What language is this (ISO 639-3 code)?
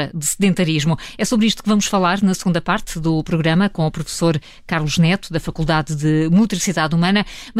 por